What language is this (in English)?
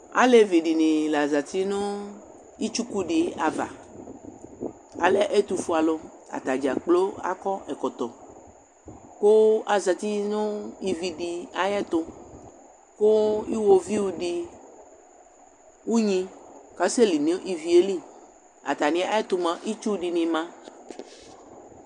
Ikposo